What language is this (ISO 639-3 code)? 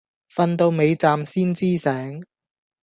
yue